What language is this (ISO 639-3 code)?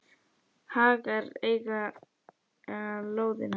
isl